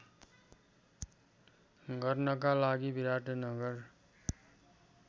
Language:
Nepali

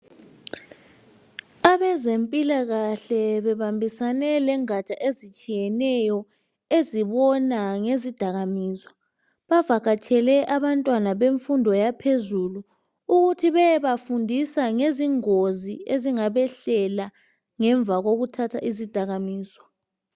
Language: North Ndebele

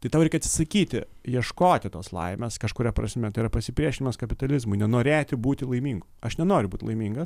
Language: Lithuanian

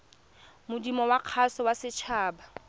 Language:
Tswana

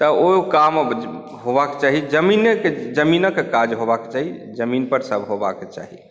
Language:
Maithili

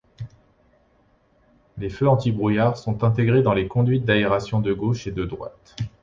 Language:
French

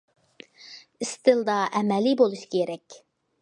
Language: Uyghur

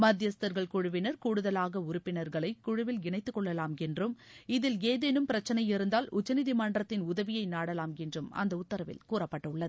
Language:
Tamil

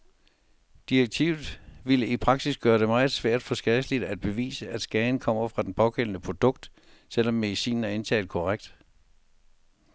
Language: Danish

